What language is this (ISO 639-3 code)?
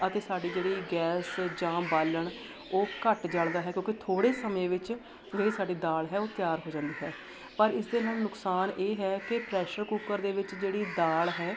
pan